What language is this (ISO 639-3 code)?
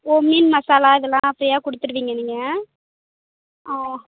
tam